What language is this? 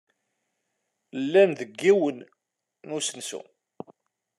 Kabyle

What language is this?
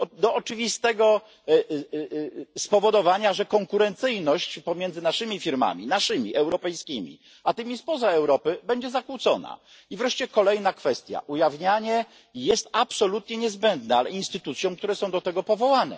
Polish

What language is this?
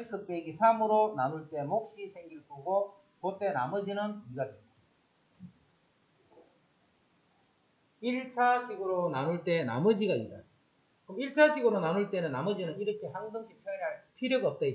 Korean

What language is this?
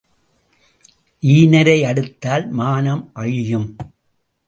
Tamil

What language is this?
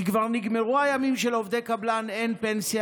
Hebrew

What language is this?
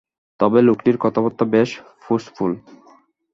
Bangla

